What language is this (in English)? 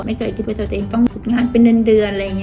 Thai